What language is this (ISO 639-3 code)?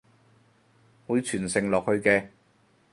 yue